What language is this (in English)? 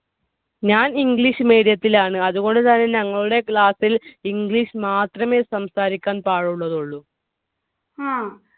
Malayalam